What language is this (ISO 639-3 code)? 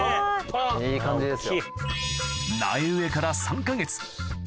jpn